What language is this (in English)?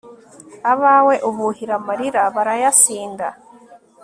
Kinyarwanda